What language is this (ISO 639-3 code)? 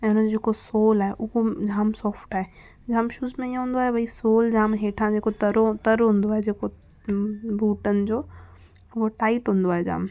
snd